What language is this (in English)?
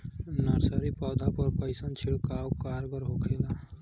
Bhojpuri